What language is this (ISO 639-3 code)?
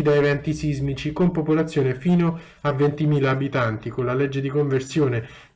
ita